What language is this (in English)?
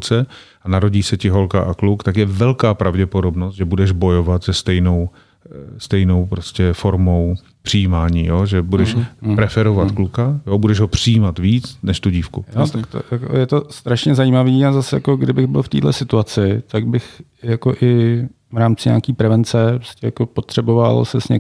Czech